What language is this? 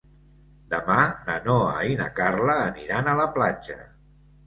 Catalan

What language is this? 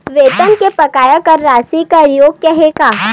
Chhattisgarhi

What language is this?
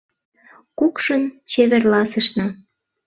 Mari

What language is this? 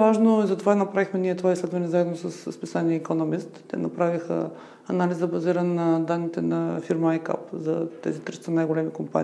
Bulgarian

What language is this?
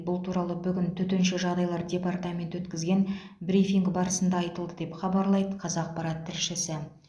Kazakh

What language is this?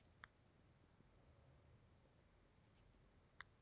Kannada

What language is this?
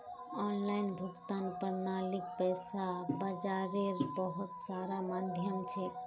Magahi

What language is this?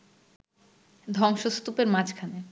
Bangla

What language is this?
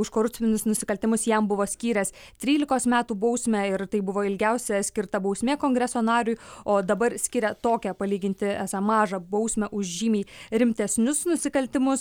Lithuanian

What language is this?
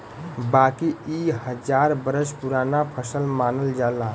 Bhojpuri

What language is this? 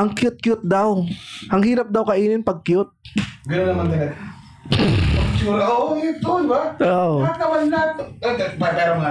Filipino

